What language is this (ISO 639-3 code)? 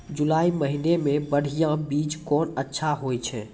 mai